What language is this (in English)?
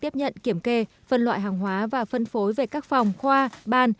Vietnamese